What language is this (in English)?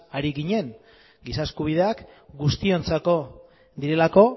Basque